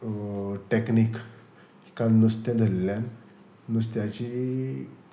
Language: Konkani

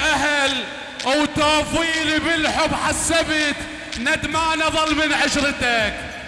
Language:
Arabic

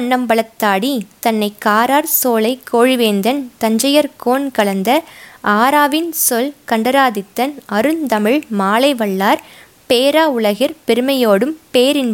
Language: Tamil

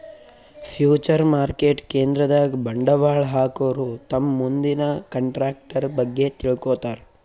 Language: Kannada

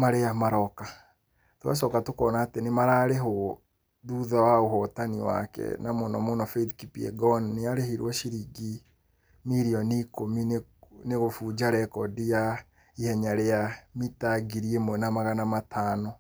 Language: Kikuyu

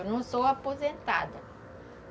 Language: Portuguese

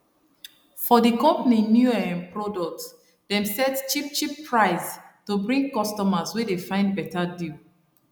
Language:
Nigerian Pidgin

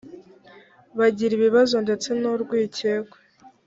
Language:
Kinyarwanda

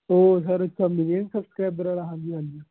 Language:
Punjabi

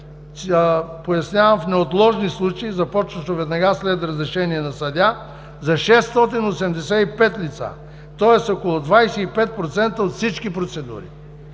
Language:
Bulgarian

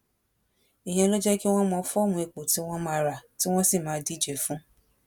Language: Yoruba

